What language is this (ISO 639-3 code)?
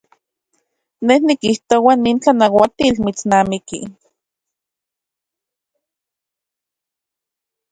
ncx